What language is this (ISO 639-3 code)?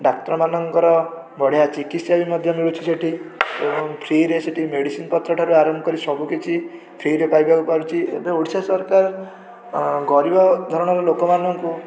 ori